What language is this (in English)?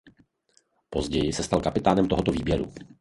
Czech